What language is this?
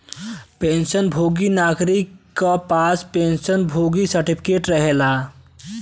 Bhojpuri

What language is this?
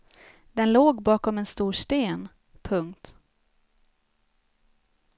Swedish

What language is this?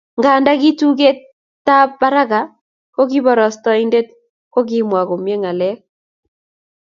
Kalenjin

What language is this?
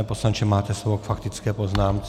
Czech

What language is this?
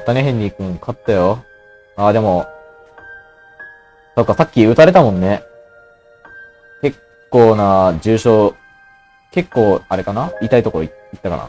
Japanese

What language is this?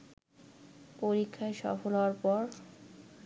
Bangla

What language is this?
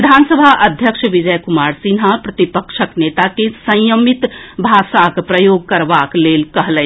Maithili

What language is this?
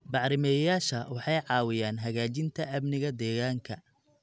Somali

